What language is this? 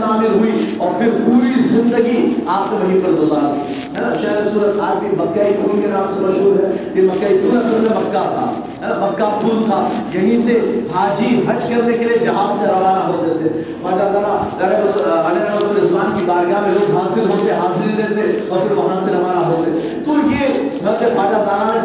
Urdu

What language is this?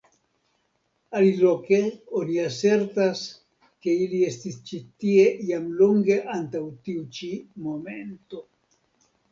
Esperanto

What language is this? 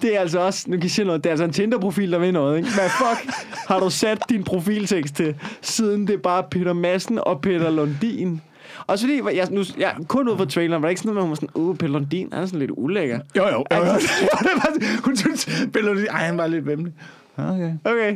Danish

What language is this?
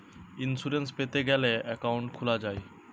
Bangla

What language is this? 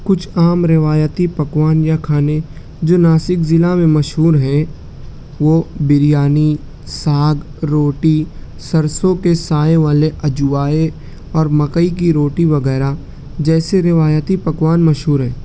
Urdu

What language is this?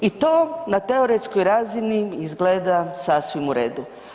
Croatian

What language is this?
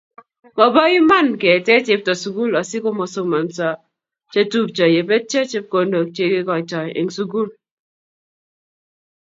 Kalenjin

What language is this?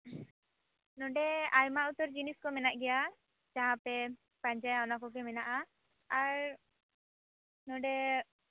Santali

